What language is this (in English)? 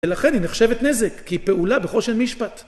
Hebrew